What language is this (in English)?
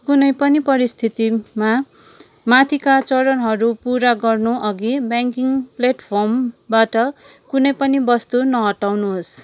Nepali